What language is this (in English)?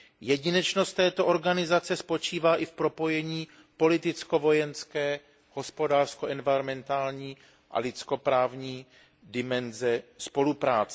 Czech